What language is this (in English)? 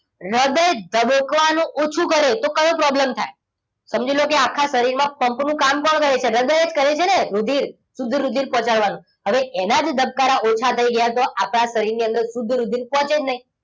Gujarati